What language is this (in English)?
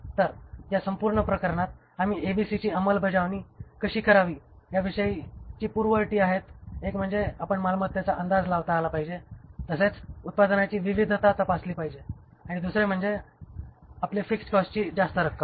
Marathi